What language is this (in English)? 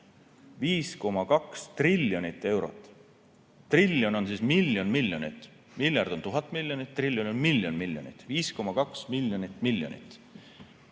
Estonian